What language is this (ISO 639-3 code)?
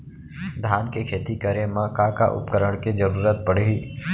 hne